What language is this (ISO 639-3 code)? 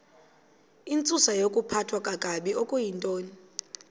xho